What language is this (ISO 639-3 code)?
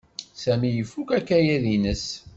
kab